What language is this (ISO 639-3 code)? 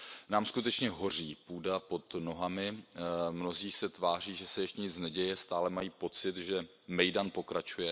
ces